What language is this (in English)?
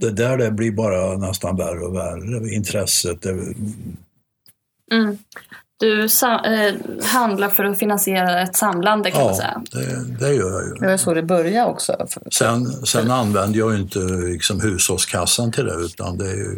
Swedish